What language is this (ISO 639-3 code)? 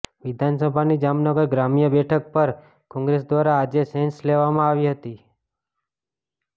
guj